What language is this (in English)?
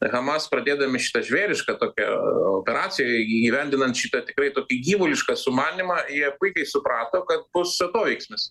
Lithuanian